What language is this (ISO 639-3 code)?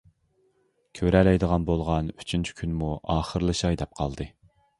uig